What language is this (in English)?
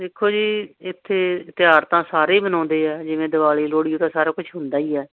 Punjabi